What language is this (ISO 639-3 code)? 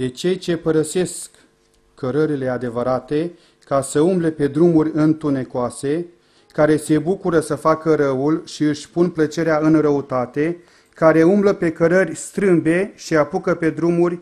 ron